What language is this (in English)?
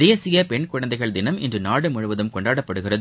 Tamil